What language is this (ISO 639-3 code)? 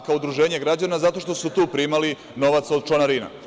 srp